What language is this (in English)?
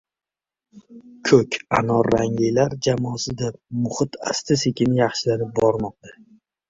Uzbek